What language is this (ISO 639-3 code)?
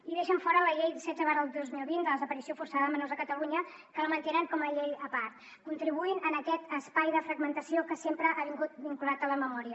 cat